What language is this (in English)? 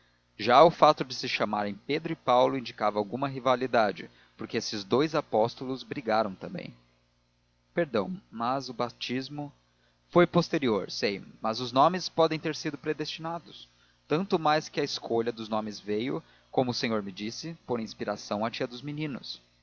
Portuguese